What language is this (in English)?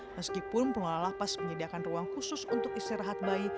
Indonesian